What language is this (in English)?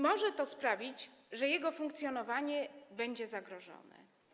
Polish